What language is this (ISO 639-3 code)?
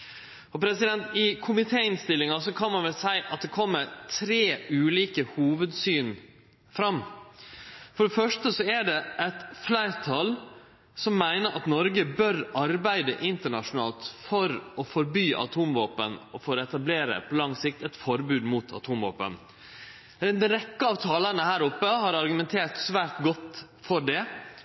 nno